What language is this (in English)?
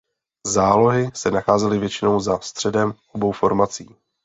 Czech